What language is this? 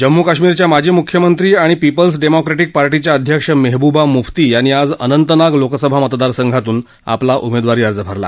Marathi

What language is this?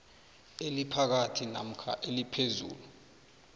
South Ndebele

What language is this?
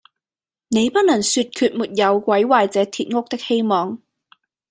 Cantonese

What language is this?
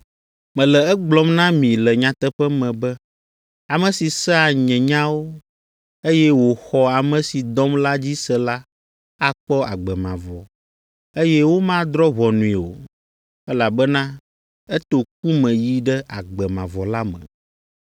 Ewe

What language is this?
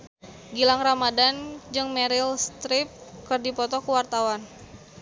Sundanese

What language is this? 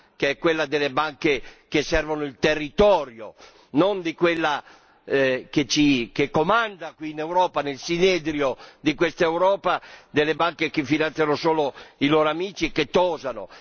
Italian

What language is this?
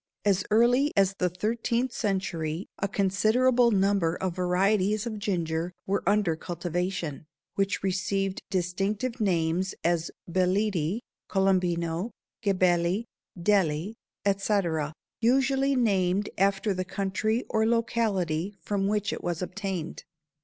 English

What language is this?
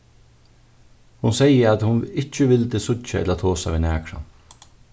Faroese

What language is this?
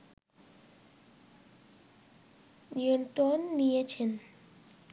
Bangla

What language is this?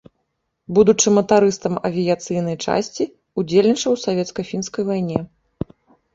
Belarusian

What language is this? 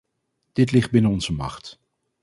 Dutch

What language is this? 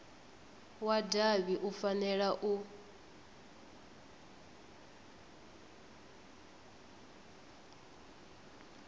Venda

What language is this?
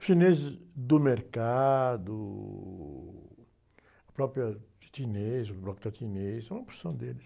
Portuguese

